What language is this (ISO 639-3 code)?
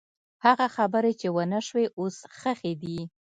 pus